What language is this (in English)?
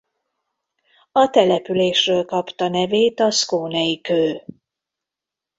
Hungarian